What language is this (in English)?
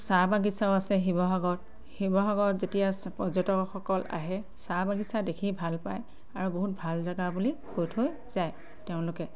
Assamese